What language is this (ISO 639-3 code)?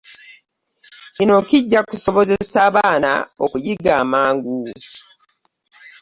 lug